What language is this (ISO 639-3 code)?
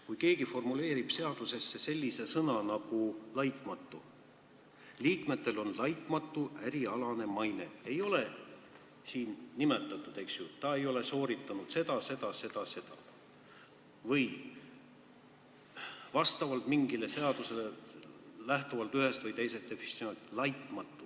est